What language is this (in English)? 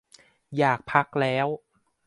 Thai